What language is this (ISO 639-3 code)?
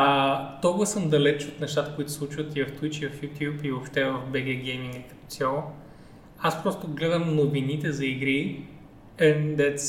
bul